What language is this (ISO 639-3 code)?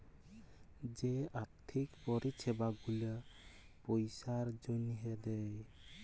ben